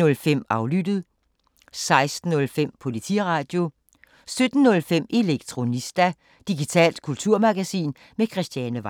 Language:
Danish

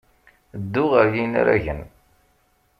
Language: Kabyle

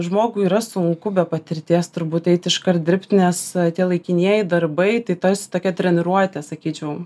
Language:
Lithuanian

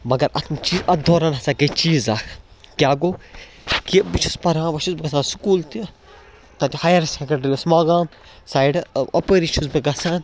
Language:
Kashmiri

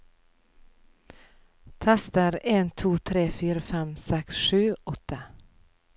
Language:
Norwegian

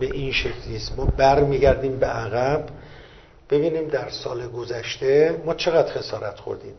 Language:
Persian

